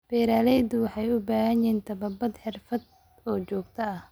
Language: Somali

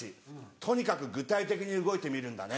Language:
Japanese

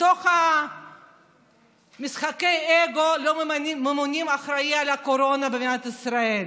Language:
Hebrew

